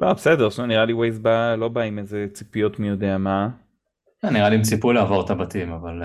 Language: Hebrew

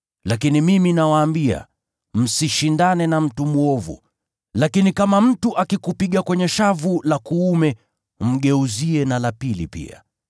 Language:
Swahili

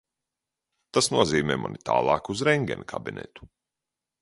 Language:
Latvian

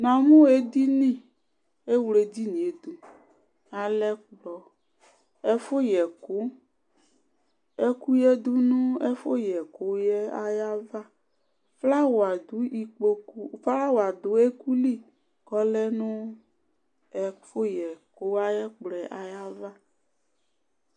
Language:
Ikposo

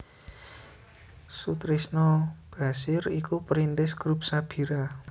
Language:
Javanese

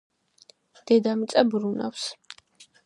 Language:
Georgian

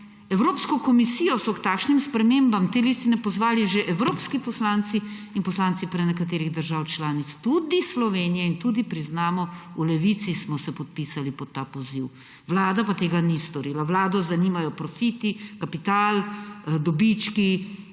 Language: Slovenian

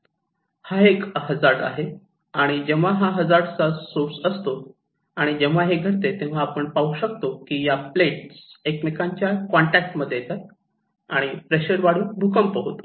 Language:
Marathi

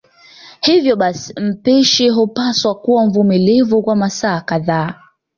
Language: Swahili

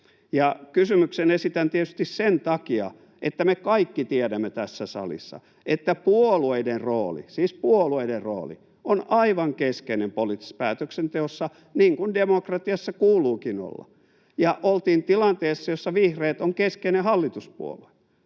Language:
Finnish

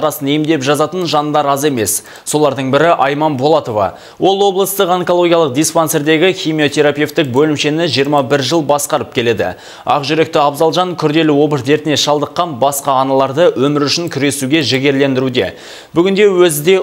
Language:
Russian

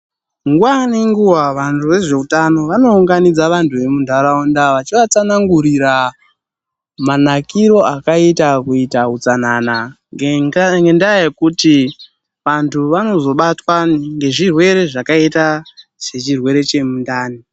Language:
Ndau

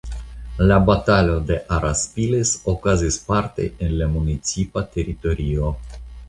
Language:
Esperanto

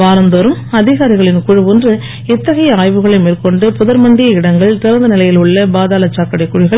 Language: Tamil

